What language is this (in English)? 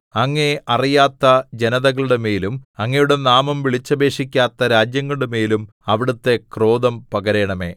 Malayalam